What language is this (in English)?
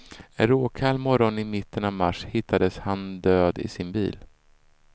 Swedish